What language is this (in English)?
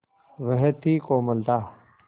Hindi